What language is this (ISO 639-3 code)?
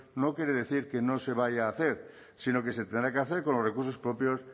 spa